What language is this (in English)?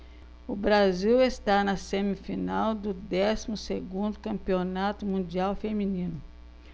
Portuguese